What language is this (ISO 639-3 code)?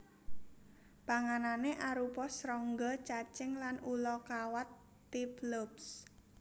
jav